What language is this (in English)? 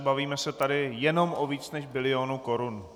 Czech